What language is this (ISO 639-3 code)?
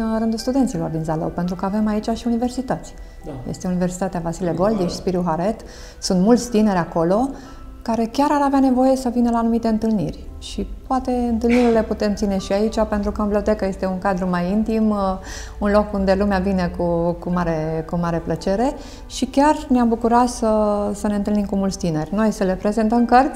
ron